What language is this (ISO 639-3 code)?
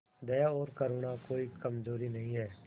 hin